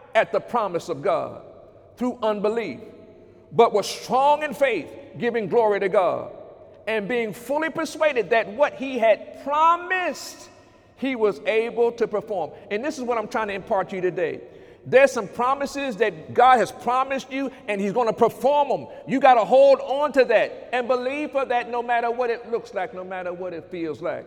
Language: English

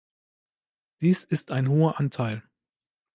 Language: German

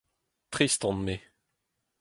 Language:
Breton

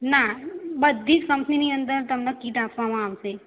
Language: Gujarati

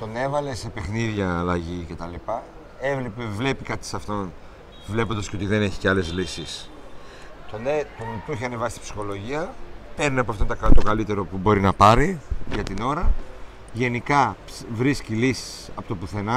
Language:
Greek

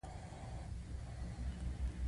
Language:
Pashto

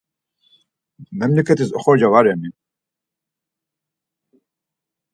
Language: Laz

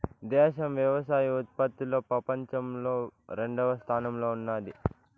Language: Telugu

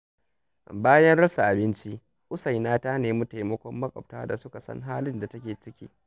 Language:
Hausa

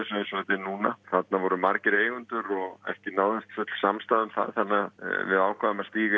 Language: Icelandic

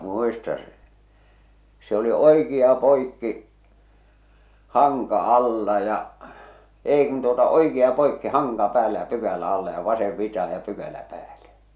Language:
Finnish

